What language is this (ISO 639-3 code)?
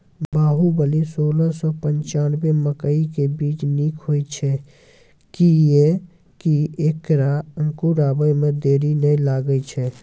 mai